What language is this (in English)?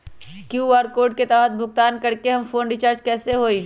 Magahi